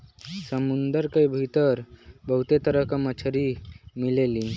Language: Bhojpuri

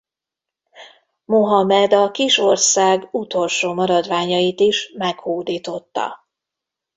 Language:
Hungarian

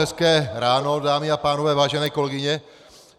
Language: Czech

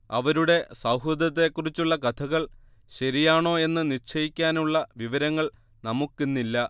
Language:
Malayalam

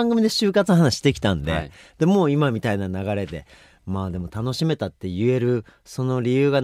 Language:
Japanese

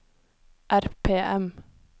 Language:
Norwegian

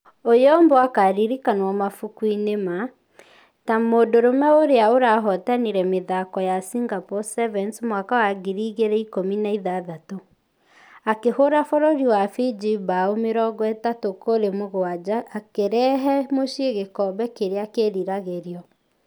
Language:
Kikuyu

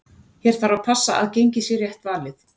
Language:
Icelandic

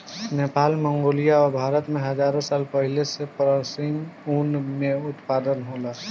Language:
Bhojpuri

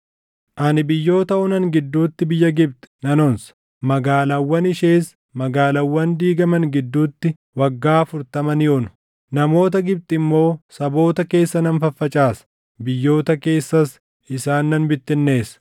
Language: Oromo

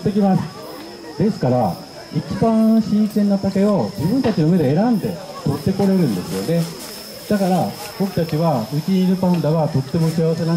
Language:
Japanese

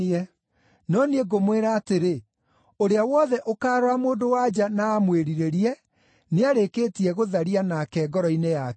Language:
Kikuyu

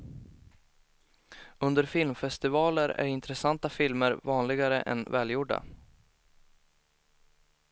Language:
Swedish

